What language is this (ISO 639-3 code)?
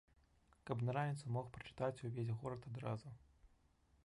bel